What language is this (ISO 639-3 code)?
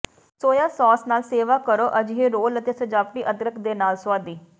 pan